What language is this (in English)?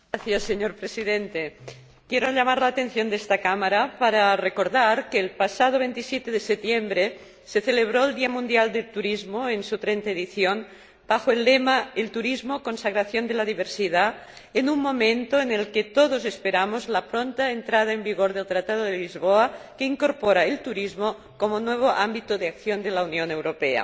Spanish